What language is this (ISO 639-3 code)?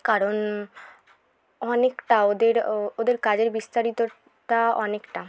ben